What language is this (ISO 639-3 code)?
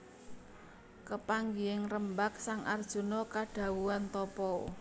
jav